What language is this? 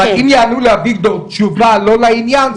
Hebrew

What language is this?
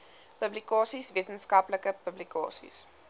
Afrikaans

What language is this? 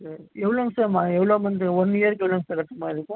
Tamil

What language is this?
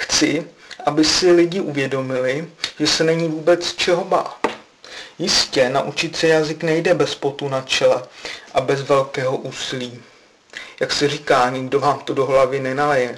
Czech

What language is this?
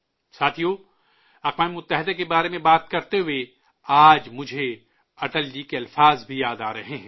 Urdu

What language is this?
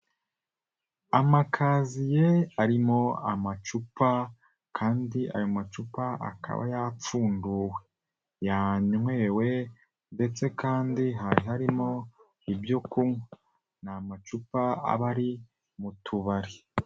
Kinyarwanda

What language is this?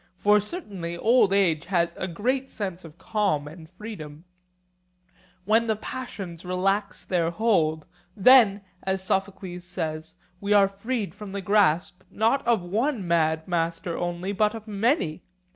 English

